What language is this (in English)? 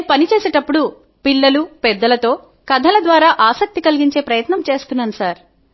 Telugu